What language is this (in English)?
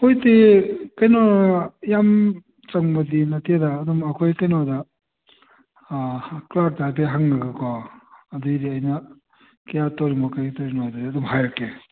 Manipuri